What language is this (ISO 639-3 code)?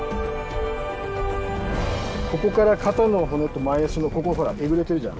jpn